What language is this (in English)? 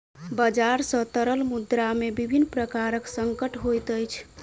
Maithili